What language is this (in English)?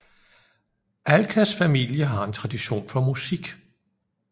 Danish